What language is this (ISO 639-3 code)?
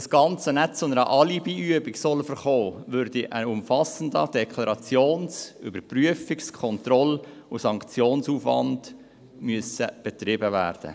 gsw